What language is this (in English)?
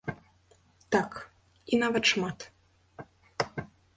Belarusian